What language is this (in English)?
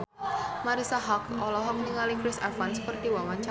Sundanese